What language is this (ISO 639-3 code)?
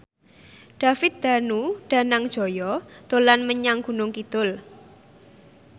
jav